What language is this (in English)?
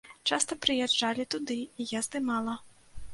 Belarusian